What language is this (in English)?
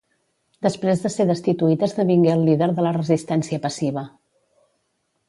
Catalan